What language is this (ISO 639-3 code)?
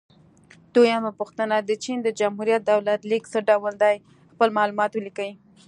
pus